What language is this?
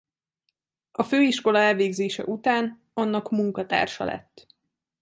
Hungarian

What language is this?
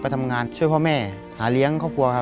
Thai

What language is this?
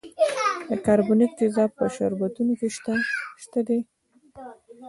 Pashto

